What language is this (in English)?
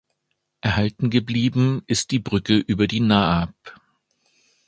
German